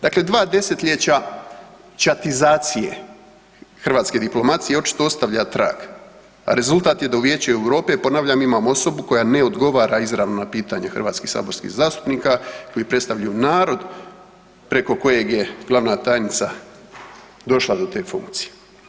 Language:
Croatian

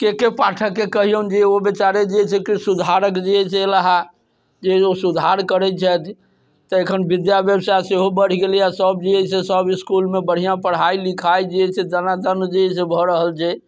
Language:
Maithili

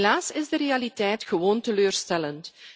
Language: Dutch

